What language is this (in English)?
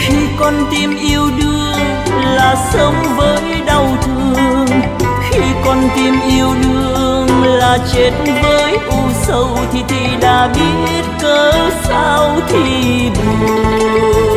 Vietnamese